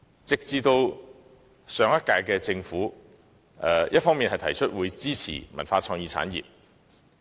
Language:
Cantonese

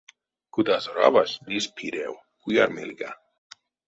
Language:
Erzya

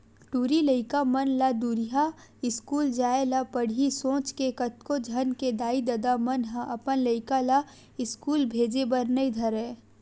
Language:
Chhattisgarhi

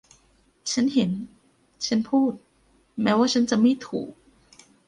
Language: Thai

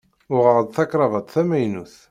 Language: Kabyle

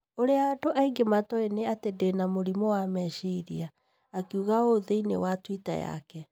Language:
Kikuyu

